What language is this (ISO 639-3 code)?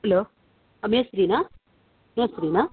kan